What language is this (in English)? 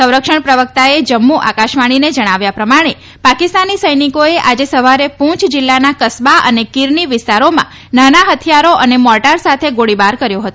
Gujarati